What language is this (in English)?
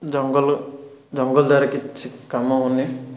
Odia